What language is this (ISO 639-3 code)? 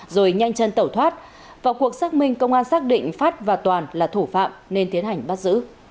vie